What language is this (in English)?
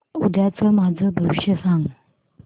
Marathi